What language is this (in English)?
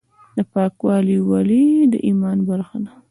Pashto